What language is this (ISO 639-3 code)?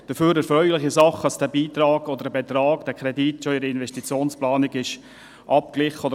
gsw